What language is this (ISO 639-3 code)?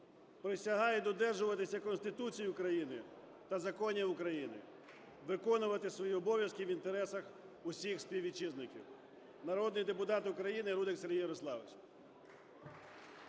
ukr